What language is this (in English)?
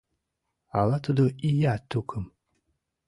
Mari